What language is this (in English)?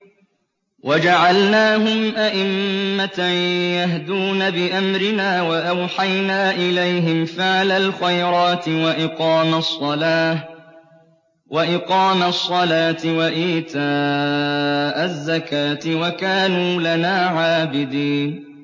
Arabic